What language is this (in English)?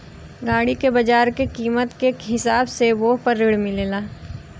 Bhojpuri